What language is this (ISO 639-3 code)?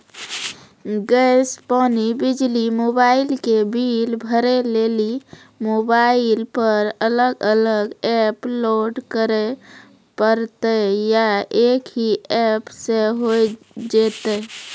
mai